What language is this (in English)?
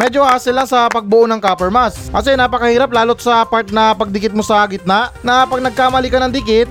Filipino